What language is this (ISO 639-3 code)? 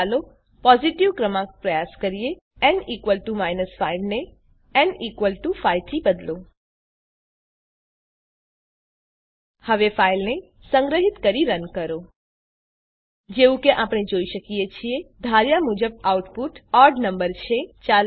guj